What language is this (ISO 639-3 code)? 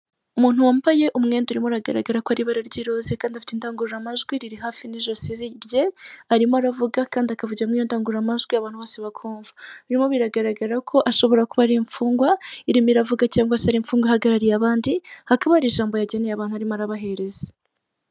kin